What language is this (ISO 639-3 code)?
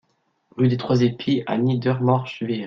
fra